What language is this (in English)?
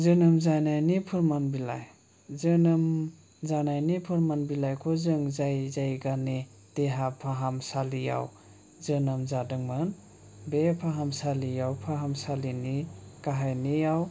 Bodo